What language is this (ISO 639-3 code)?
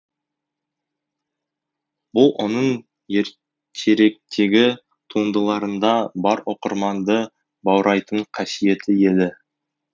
kaz